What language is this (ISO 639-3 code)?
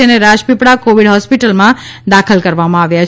guj